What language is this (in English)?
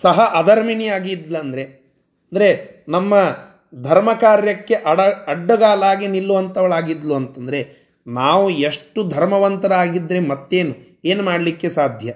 Kannada